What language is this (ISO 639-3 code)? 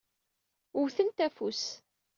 kab